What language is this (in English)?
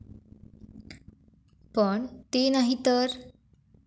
Marathi